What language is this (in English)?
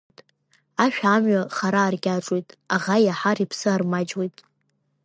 Abkhazian